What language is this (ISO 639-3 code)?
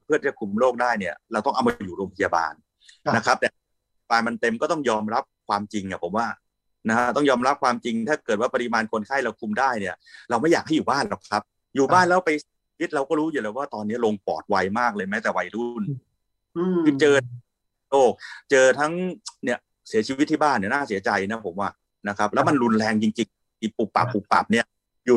tha